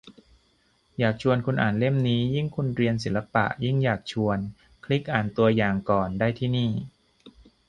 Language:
Thai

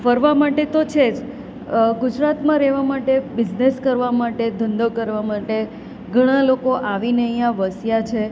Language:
Gujarati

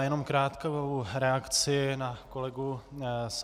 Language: Czech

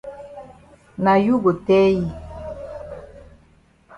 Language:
Cameroon Pidgin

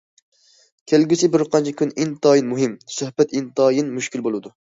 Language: Uyghur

